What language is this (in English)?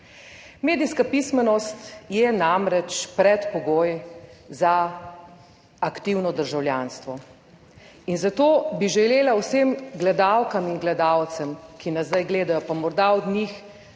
Slovenian